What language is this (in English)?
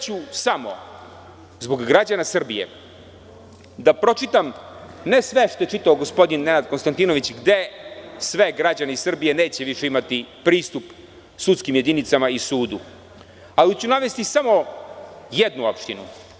Serbian